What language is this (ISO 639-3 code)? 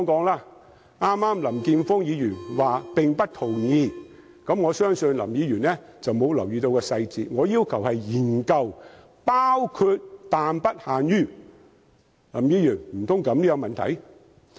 yue